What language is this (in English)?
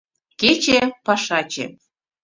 Mari